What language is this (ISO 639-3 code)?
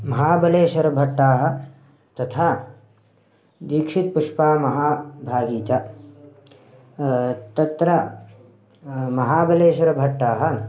san